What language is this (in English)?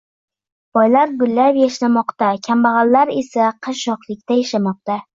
Uzbek